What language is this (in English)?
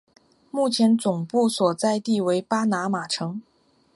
Chinese